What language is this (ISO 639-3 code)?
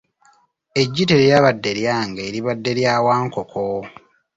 lug